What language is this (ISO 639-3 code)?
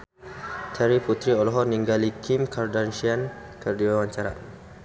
sun